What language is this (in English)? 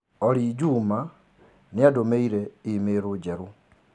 Kikuyu